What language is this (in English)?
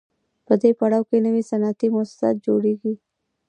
Pashto